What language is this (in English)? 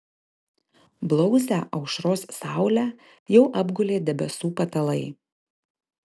Lithuanian